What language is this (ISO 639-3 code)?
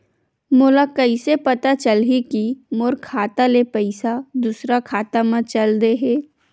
hne